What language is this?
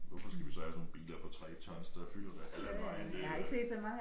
Danish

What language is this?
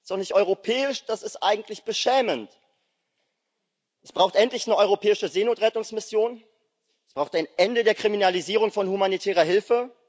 German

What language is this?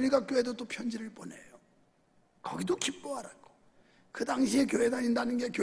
Korean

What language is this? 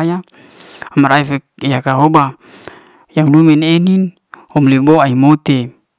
Liana-Seti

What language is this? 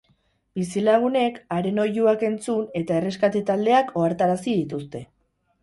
Basque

